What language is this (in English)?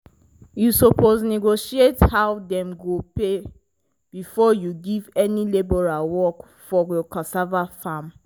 Nigerian Pidgin